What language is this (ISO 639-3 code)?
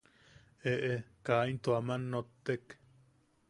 yaq